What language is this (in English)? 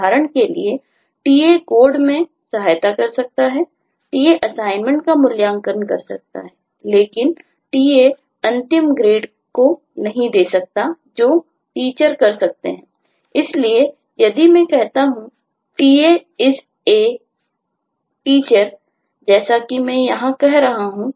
Hindi